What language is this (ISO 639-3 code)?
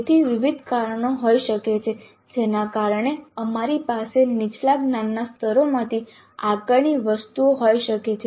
guj